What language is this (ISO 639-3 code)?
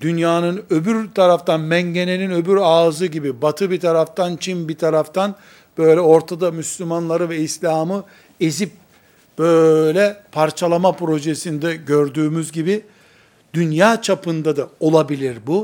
tur